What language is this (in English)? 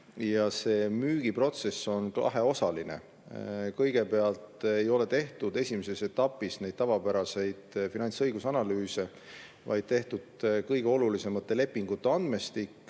Estonian